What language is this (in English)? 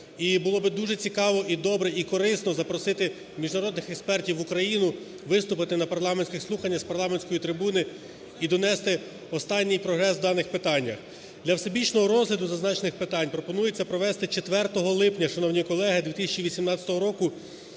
Ukrainian